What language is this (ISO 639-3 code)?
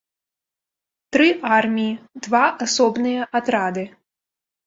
bel